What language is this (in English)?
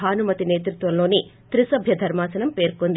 Telugu